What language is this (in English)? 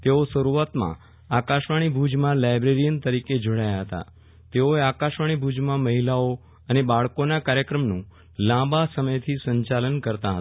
Gujarati